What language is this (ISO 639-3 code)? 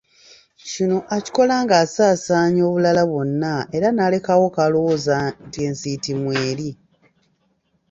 lug